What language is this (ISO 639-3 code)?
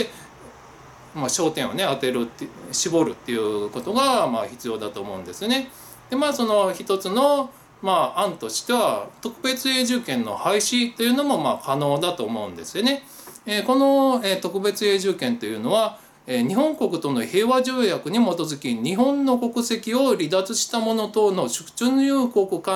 jpn